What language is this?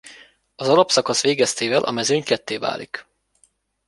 Hungarian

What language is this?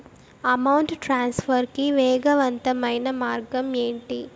Telugu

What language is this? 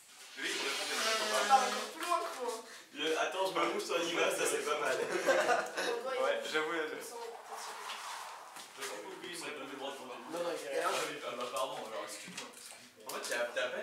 French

